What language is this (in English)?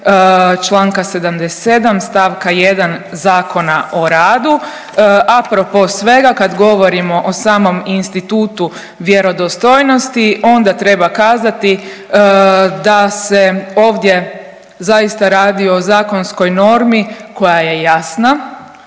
Croatian